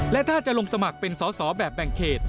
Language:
Thai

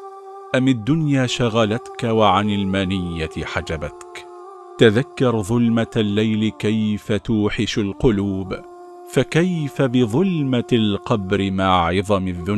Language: Arabic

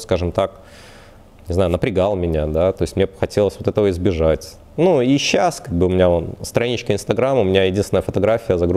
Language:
Russian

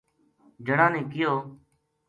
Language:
Gujari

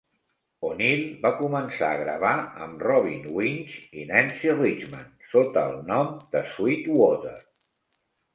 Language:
Catalan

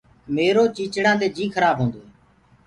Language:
Gurgula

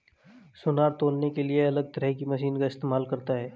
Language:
Hindi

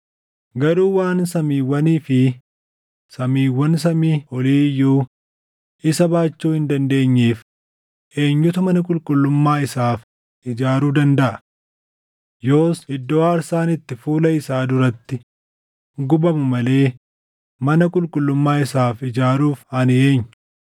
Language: Oromo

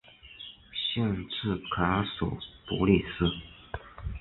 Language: Chinese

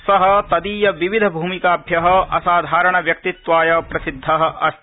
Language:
Sanskrit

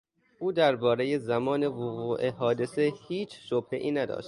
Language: Persian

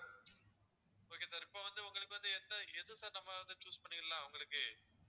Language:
Tamil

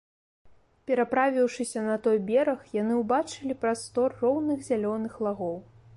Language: Belarusian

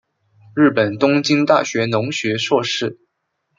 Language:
Chinese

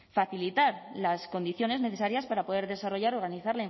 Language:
Spanish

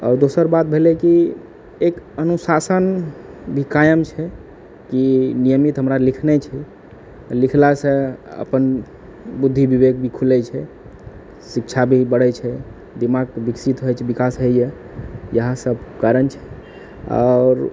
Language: Maithili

